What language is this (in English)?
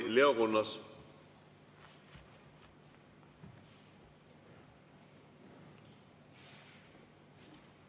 Estonian